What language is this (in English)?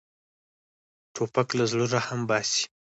Pashto